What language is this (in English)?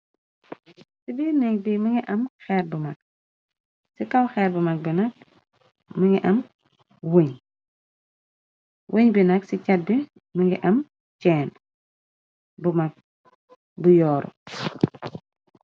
Wolof